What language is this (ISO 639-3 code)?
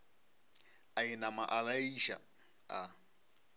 nso